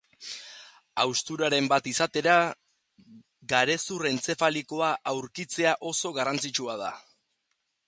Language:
Basque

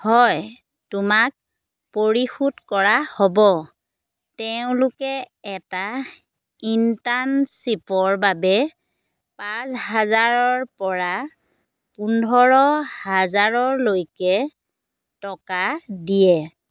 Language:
Assamese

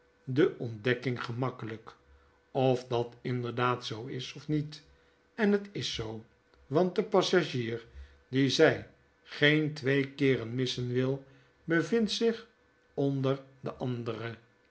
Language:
Dutch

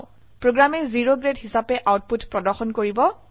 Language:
Assamese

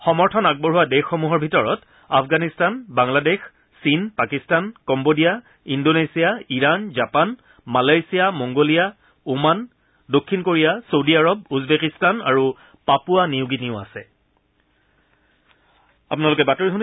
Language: Assamese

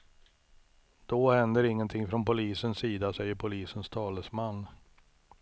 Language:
Swedish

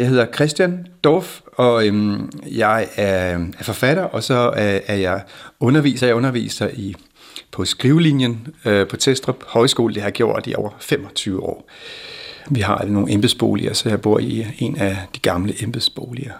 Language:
Danish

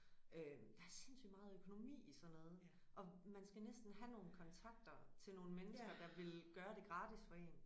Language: Danish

